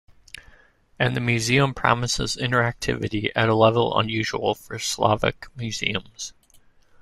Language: English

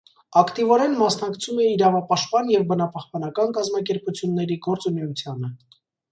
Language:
Armenian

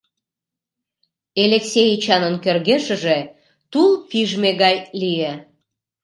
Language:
Mari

